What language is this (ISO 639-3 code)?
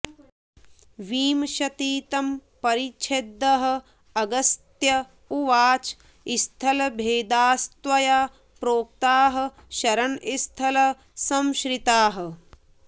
san